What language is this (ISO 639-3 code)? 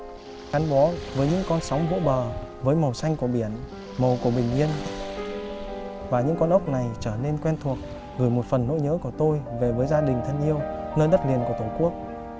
vie